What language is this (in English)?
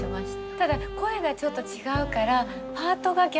Japanese